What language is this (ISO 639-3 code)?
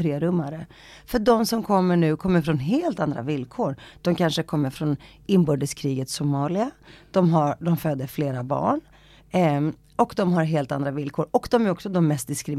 swe